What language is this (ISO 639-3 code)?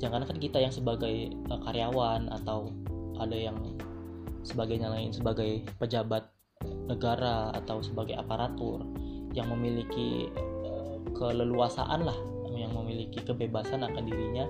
ind